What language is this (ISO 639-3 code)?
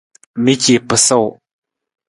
nmz